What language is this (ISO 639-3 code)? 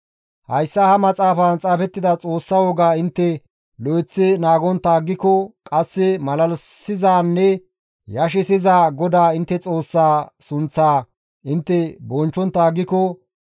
gmv